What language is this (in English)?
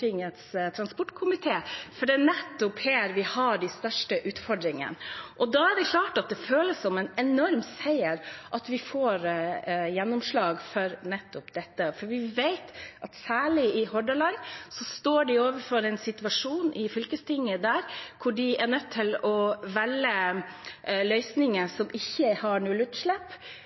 Norwegian Bokmål